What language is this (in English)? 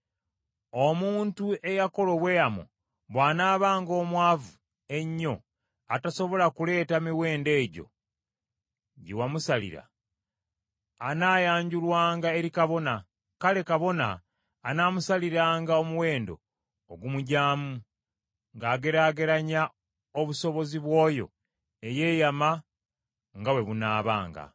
Ganda